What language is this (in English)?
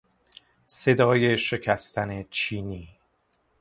Persian